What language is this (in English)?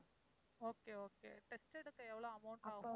Tamil